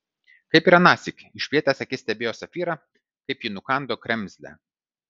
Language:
Lithuanian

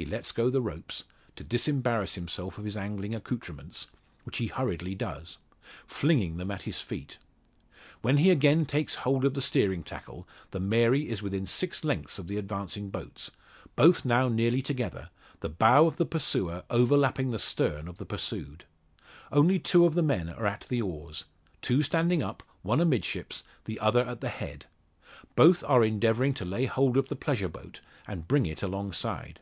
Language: English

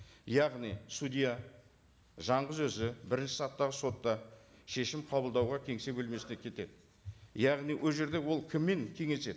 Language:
Kazakh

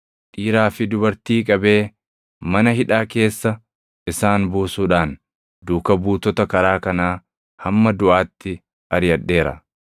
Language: Oromo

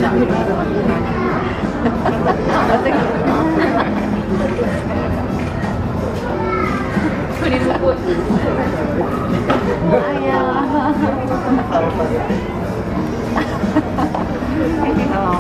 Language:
Japanese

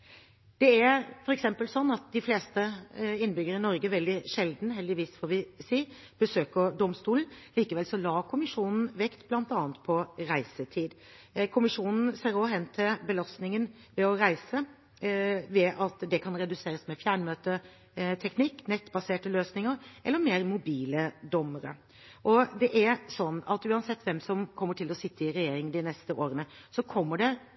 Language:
Norwegian Bokmål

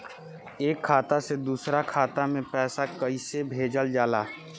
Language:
Bhojpuri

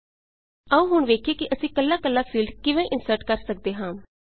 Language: Punjabi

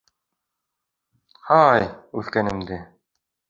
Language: Bashkir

